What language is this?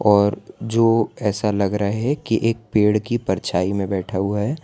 Hindi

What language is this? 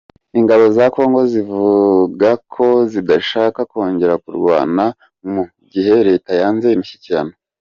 Kinyarwanda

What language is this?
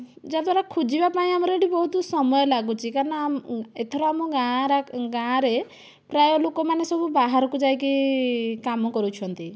Odia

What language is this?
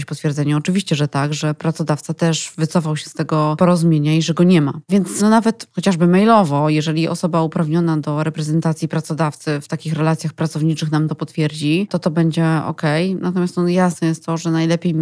Polish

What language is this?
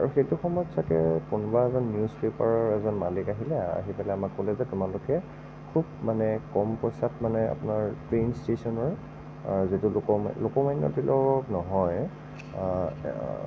Assamese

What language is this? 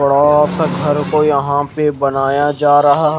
Hindi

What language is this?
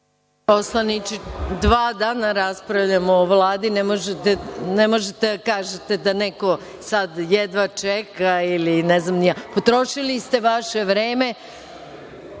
Serbian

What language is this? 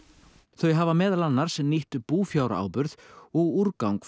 Icelandic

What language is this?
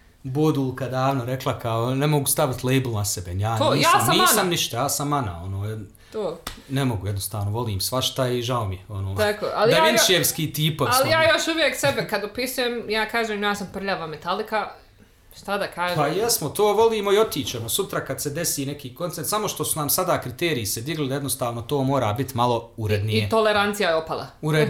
Croatian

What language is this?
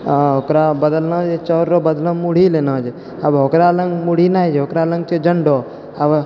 Maithili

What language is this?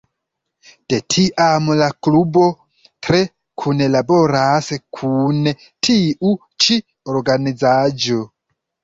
Esperanto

